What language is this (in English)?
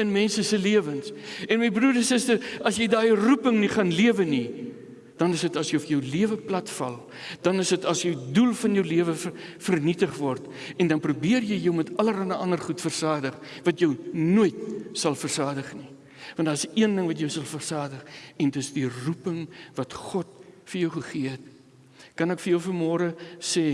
Dutch